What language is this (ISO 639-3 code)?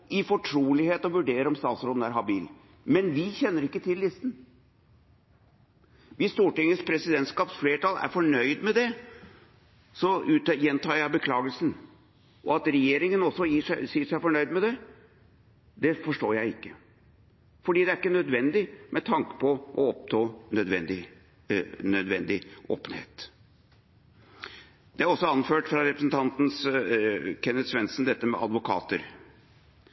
nob